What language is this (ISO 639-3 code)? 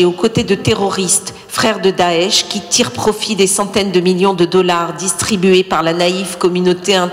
fra